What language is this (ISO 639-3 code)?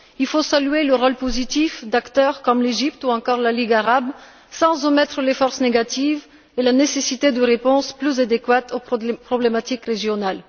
fra